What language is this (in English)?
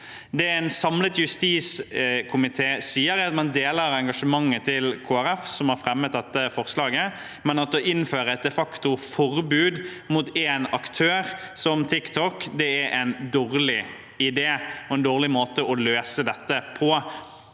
Norwegian